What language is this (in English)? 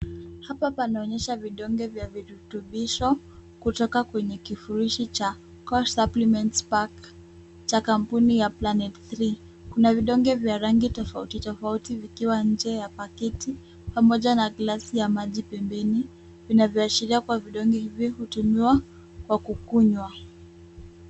Swahili